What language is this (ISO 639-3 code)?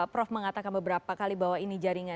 ind